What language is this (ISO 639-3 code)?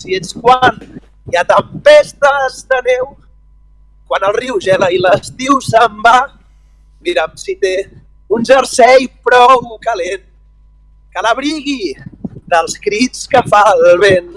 spa